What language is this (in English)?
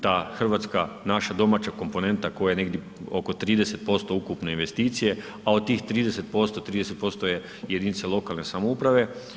Croatian